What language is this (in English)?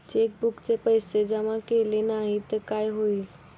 Marathi